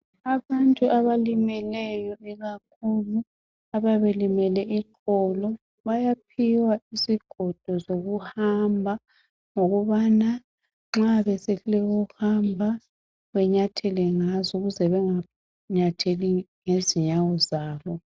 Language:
North Ndebele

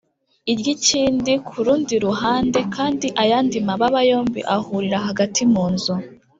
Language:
Kinyarwanda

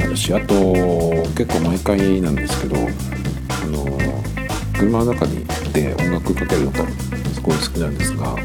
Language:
Japanese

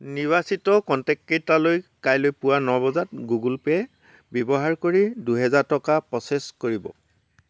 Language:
Assamese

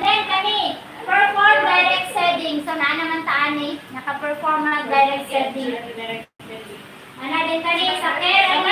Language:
Filipino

